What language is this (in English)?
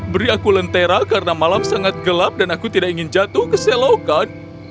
Indonesian